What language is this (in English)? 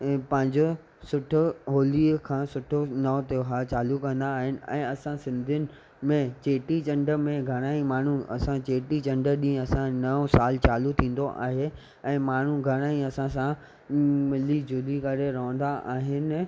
Sindhi